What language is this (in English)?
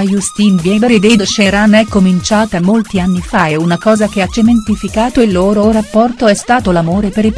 Italian